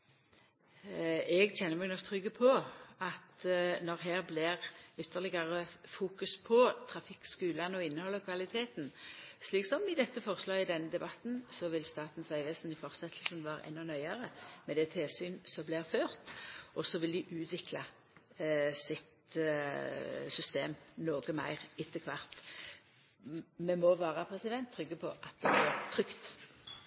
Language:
Norwegian Nynorsk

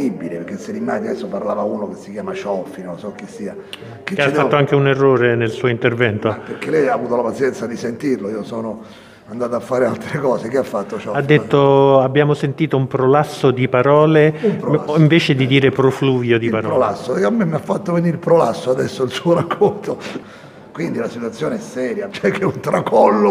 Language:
Italian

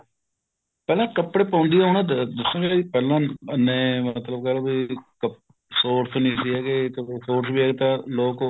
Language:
Punjabi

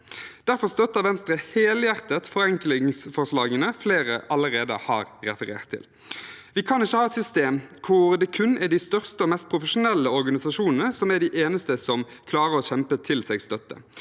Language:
Norwegian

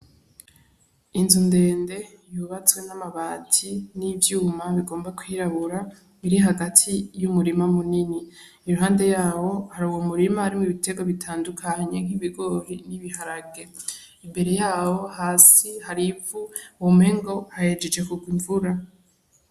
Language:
Rundi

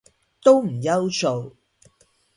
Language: Cantonese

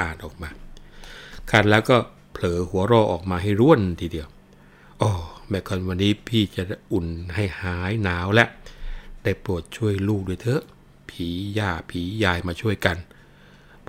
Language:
Thai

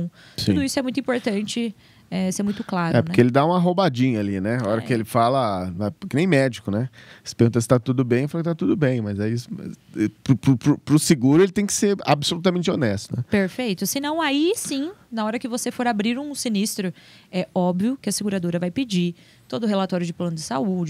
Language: Portuguese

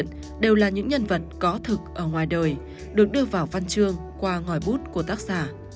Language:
Vietnamese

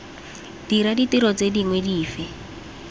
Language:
Tswana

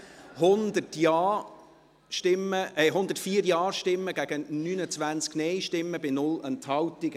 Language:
Swiss German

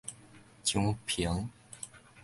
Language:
Min Nan Chinese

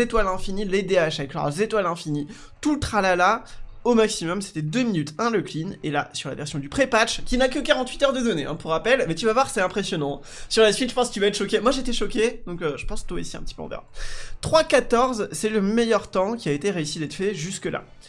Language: French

